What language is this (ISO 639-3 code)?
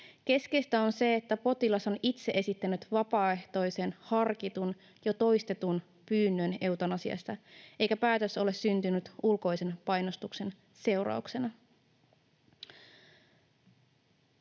fin